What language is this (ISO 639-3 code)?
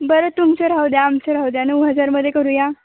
mar